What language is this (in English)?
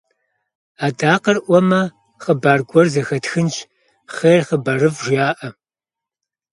Kabardian